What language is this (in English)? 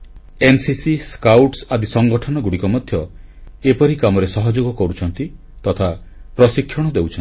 Odia